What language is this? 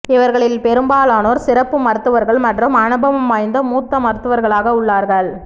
Tamil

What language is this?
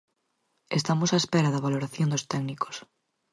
Galician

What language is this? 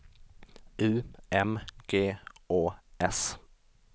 Swedish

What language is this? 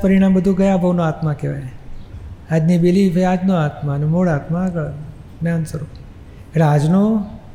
Gujarati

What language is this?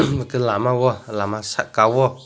Kok Borok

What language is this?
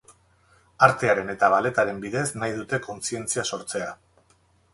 Basque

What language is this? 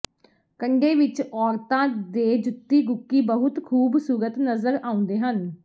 Punjabi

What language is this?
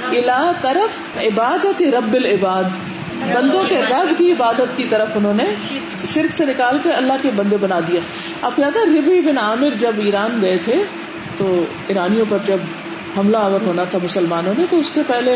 Urdu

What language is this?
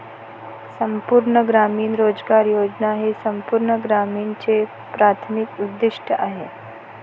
Marathi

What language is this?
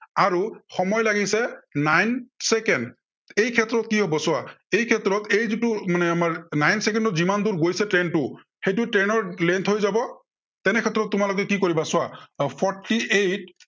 Assamese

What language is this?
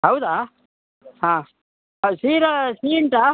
Kannada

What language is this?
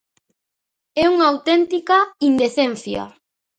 Galician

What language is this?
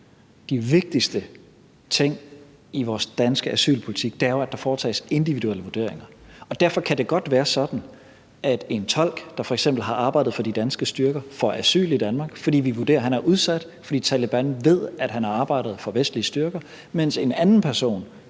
Danish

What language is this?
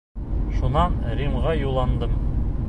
Bashkir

